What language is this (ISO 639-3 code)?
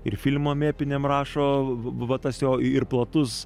lit